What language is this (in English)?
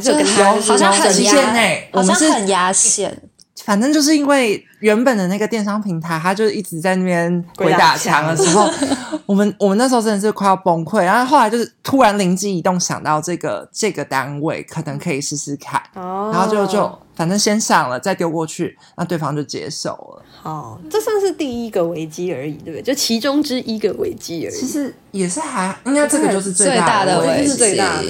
Chinese